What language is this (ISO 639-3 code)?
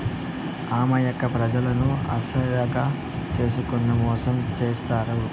tel